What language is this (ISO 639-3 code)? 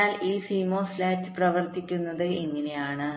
mal